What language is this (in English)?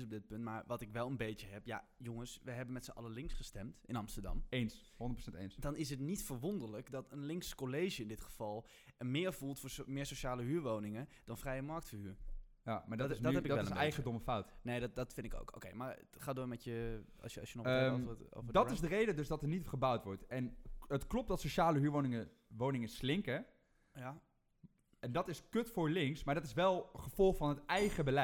Dutch